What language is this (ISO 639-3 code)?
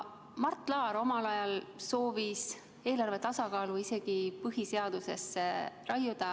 est